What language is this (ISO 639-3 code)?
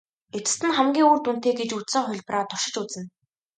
mon